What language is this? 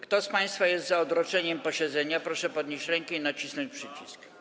Polish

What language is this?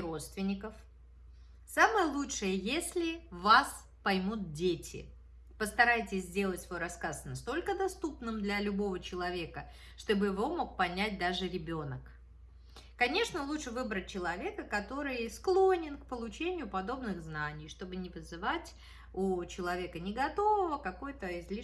Russian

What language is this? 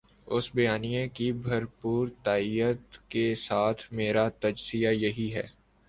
Urdu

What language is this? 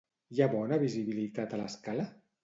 Catalan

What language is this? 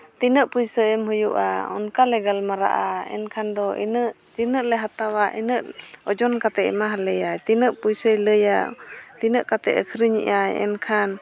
Santali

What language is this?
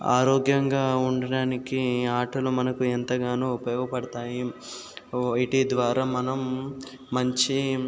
Telugu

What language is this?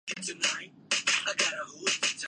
Urdu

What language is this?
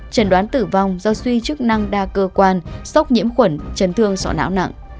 Vietnamese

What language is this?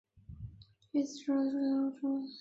Chinese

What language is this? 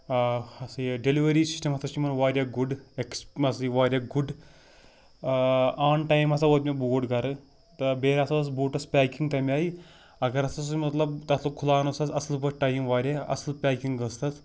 Kashmiri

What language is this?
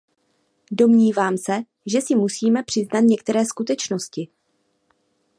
Czech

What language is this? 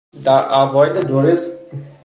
Persian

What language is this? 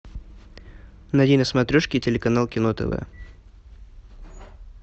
Russian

